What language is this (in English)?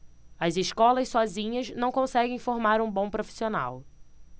Portuguese